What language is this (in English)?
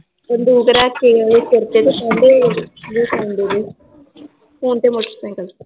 Punjabi